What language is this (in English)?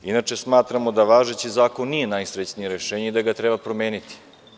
Serbian